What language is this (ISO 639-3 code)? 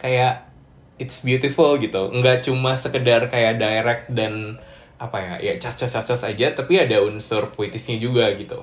ind